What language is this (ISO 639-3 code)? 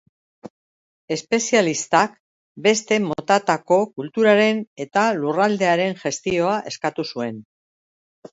eus